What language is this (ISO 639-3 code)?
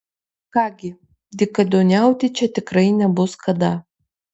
lit